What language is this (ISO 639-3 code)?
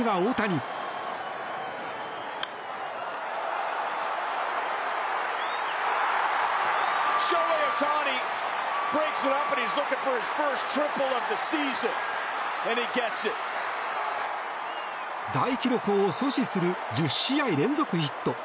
jpn